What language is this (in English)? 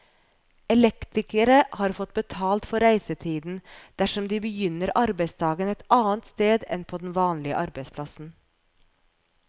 Norwegian